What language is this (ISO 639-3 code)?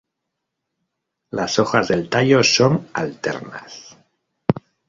spa